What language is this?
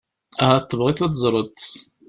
Kabyle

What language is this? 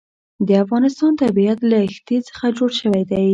Pashto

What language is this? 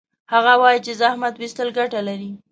Pashto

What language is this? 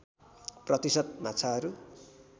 Nepali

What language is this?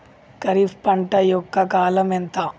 Telugu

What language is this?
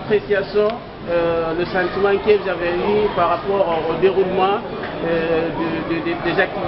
French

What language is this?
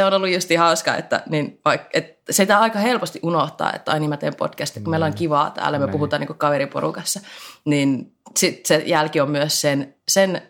Finnish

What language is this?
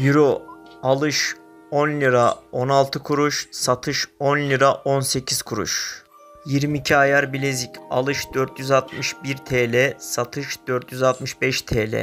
Turkish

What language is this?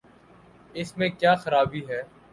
Urdu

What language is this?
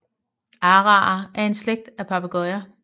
Danish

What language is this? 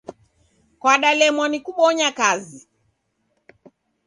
Taita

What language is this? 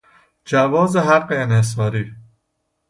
Persian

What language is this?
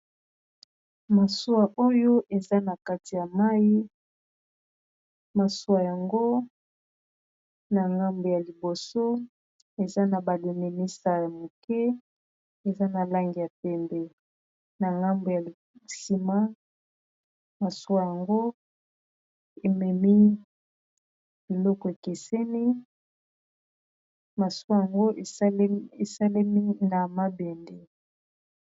Lingala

